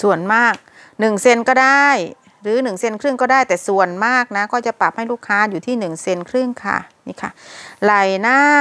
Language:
Thai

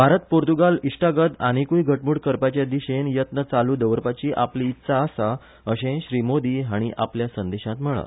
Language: Konkani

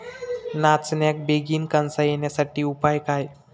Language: Marathi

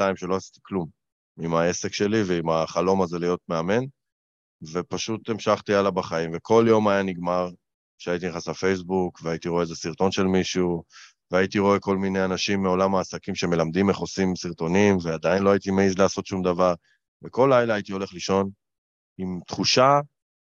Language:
Hebrew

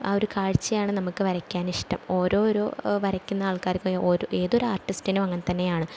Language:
Malayalam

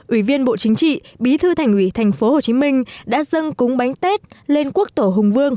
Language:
Vietnamese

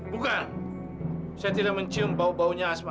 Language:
Indonesian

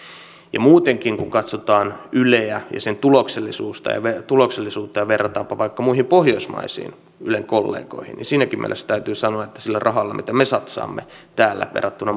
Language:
Finnish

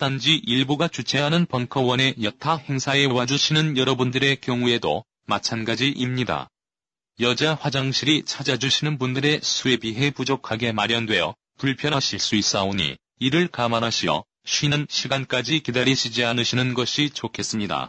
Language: Korean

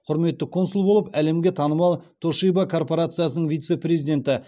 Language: Kazakh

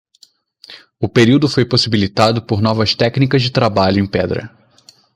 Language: Portuguese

